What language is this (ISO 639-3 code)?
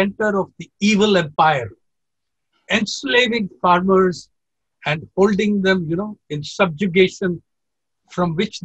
eng